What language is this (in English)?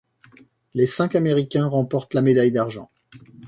French